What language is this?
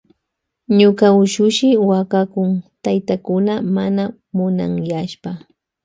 Loja Highland Quichua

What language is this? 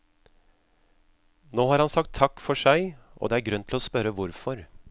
Norwegian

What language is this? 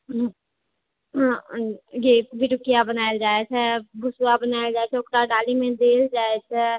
Maithili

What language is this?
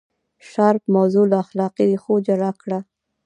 Pashto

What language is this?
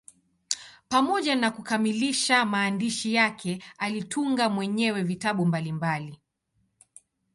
Swahili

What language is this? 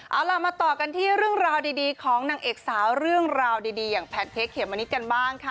Thai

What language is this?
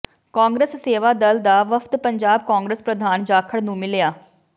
Punjabi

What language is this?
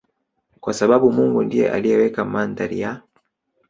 Swahili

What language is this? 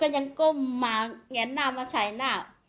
Thai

